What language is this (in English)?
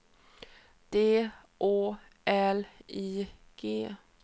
Swedish